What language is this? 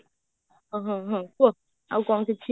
Odia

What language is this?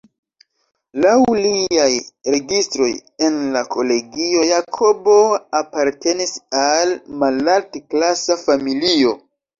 Esperanto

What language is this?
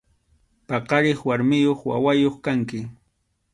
Arequipa-La Unión Quechua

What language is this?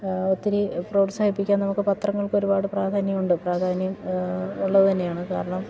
Malayalam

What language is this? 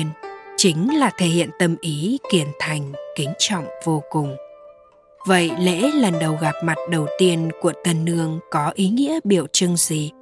Vietnamese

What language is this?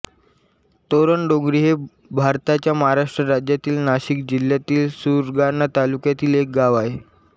Marathi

